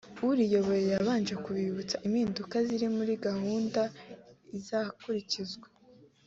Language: Kinyarwanda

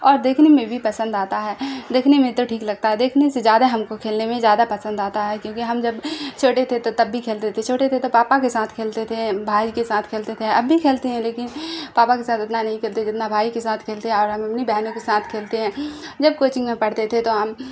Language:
Urdu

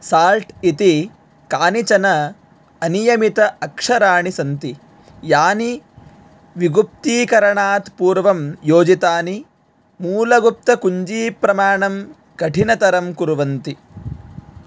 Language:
Sanskrit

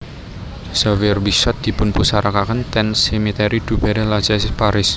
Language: Javanese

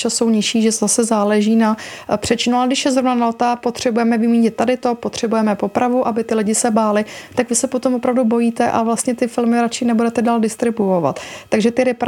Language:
Czech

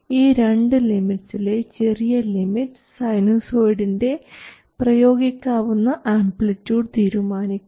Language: Malayalam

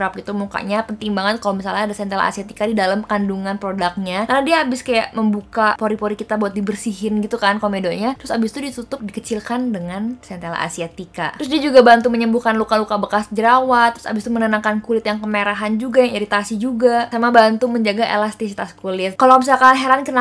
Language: Indonesian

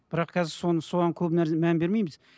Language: Kazakh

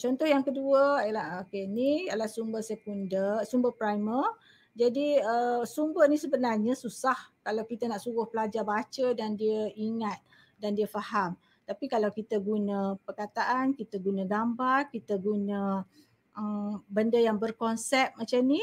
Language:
Malay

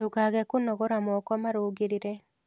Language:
Kikuyu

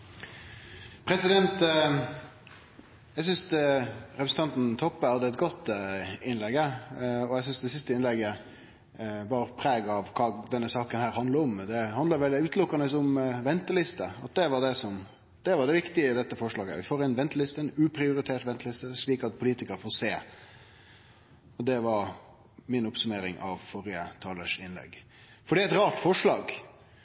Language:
Norwegian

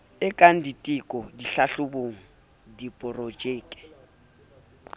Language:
Southern Sotho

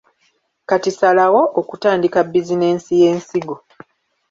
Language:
Ganda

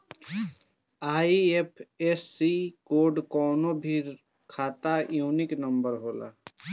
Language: Bhojpuri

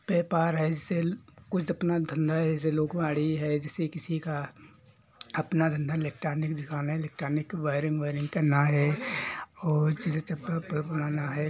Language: Hindi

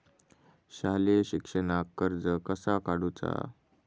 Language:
Marathi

